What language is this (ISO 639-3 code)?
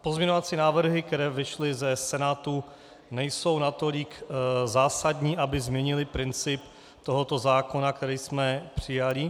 ces